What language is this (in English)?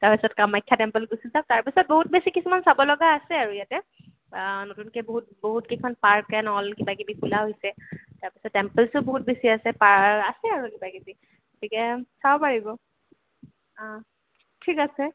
Assamese